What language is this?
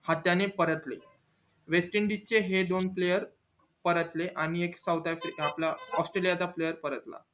Marathi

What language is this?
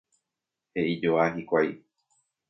Guarani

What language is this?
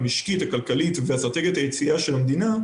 Hebrew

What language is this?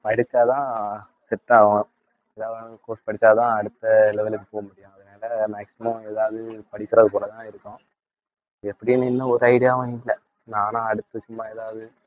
Tamil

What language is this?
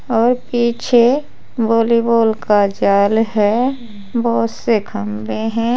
Hindi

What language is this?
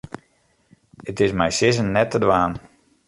Western Frisian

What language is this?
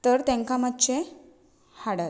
Konkani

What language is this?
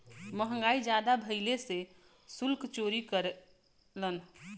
Bhojpuri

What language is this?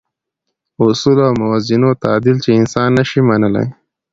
Pashto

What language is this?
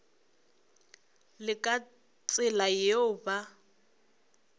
Northern Sotho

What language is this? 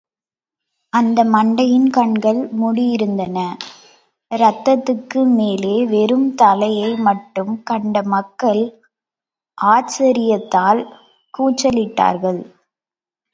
Tamil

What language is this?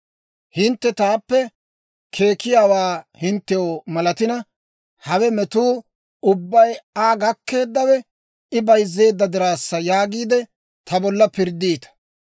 Dawro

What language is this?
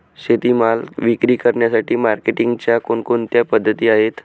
Marathi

